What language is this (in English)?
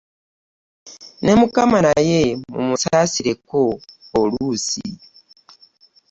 Ganda